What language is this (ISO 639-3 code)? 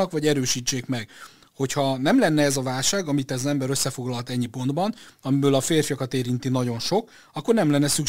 hun